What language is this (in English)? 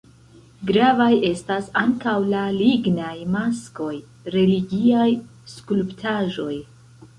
Esperanto